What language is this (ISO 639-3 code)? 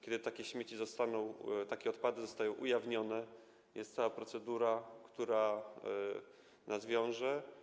pol